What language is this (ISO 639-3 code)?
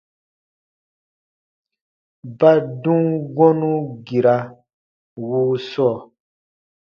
bba